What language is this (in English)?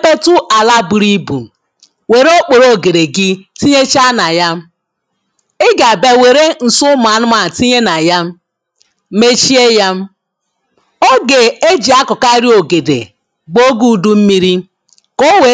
Igbo